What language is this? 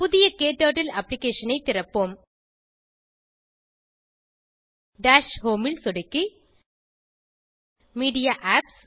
Tamil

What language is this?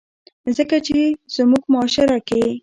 Pashto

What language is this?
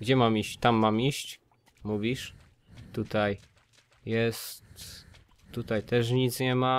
Polish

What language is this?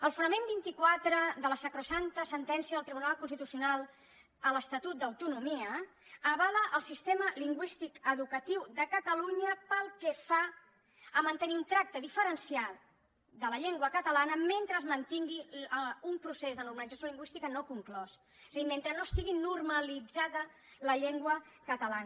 Catalan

